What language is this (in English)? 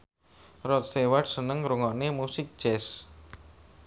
Javanese